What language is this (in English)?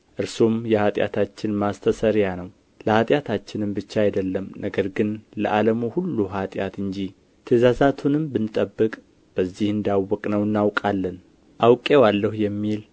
Amharic